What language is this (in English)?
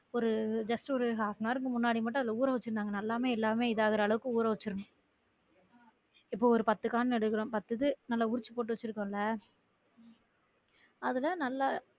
Tamil